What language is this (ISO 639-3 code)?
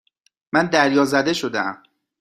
fas